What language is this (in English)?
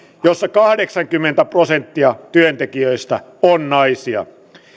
Finnish